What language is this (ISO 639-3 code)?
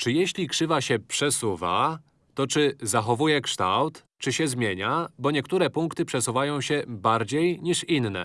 pol